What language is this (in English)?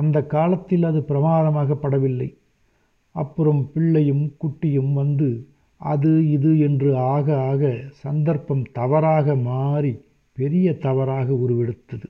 Tamil